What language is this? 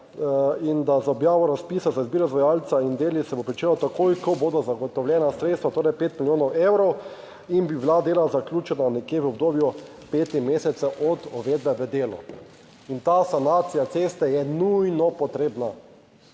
Slovenian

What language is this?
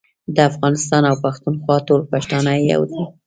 Pashto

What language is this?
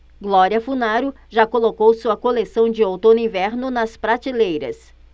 Portuguese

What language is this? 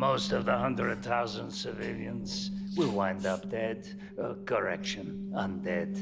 Arabic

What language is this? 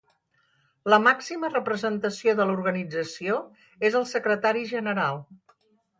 Catalan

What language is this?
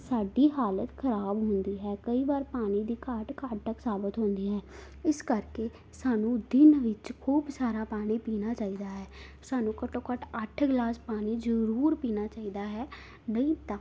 Punjabi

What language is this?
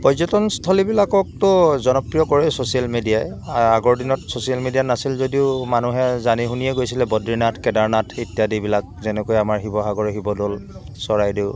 Assamese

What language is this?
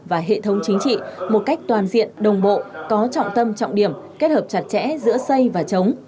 Vietnamese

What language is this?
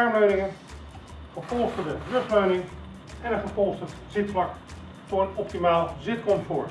Dutch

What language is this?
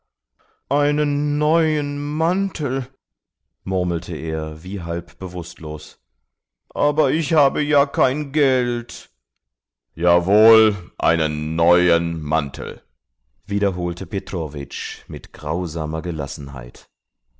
German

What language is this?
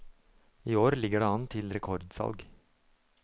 Norwegian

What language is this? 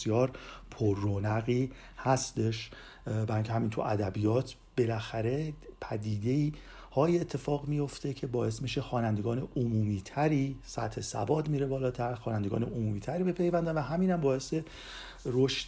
Persian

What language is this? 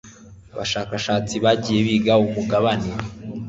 Kinyarwanda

